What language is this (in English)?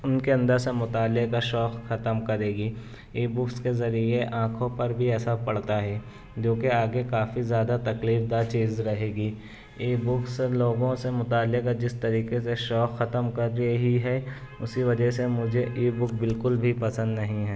Urdu